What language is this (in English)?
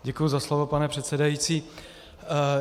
Czech